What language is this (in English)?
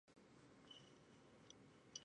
Chinese